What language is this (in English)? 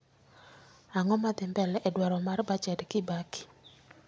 Luo (Kenya and Tanzania)